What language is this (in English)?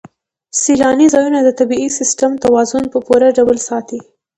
Pashto